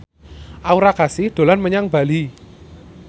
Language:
Javanese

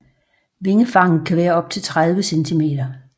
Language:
Danish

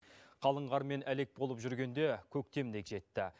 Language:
Kazakh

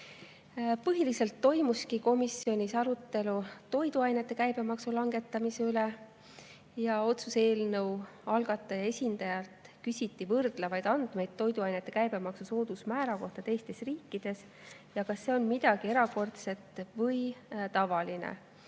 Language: Estonian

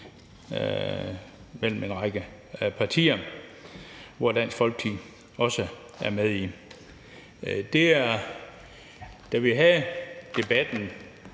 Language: Danish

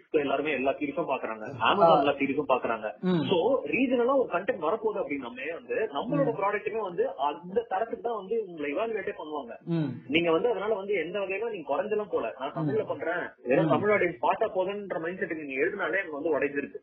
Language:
Tamil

